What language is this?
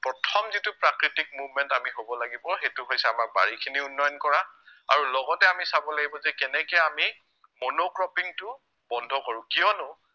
Assamese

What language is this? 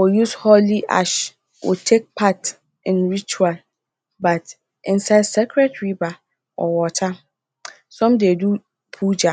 Nigerian Pidgin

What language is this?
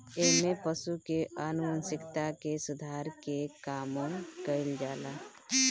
Bhojpuri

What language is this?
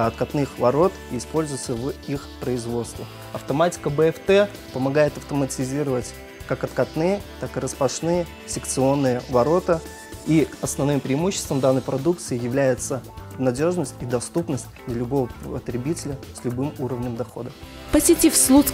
Russian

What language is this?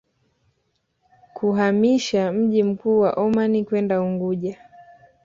Swahili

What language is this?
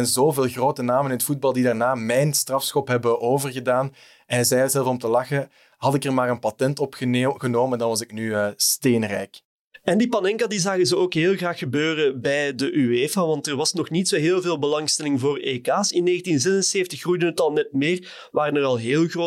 Dutch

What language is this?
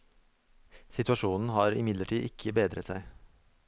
Norwegian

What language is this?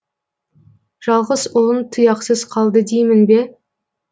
Kazakh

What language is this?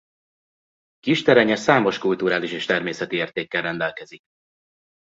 Hungarian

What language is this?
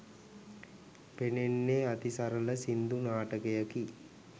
Sinhala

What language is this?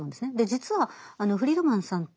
Japanese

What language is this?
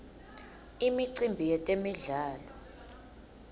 Swati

